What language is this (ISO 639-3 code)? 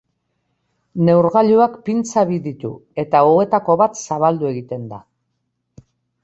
eus